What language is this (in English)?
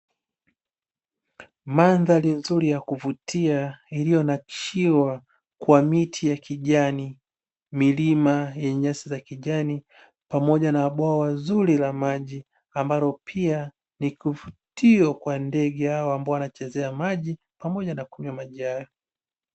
Swahili